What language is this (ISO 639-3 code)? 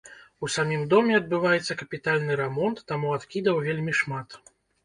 bel